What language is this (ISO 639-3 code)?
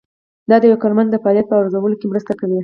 pus